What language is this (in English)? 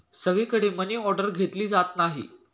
Marathi